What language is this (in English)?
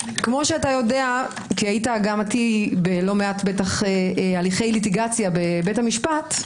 Hebrew